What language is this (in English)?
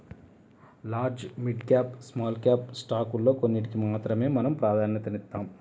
Telugu